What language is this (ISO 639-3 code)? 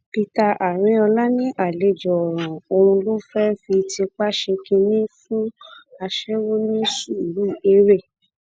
yor